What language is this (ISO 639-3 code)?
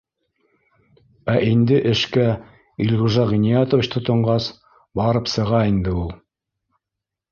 bak